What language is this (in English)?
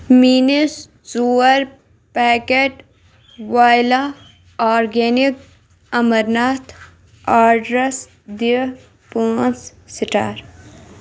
Kashmiri